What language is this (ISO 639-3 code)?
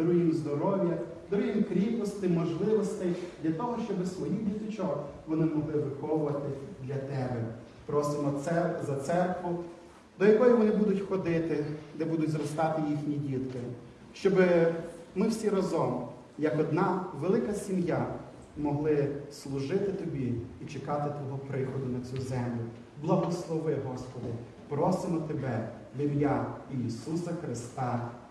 ukr